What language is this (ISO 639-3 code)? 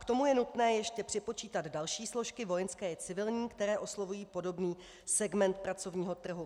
ces